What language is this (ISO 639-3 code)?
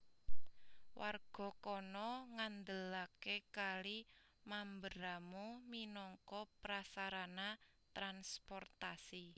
jav